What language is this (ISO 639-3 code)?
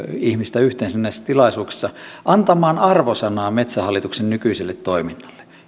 fin